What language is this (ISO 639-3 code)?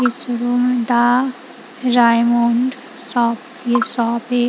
hin